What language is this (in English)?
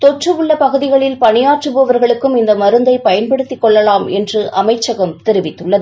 Tamil